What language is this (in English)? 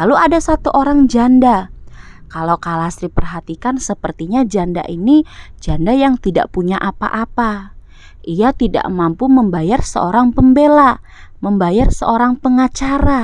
Indonesian